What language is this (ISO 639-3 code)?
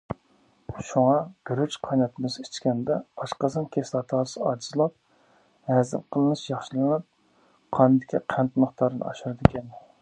uig